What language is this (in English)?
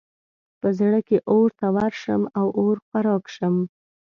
Pashto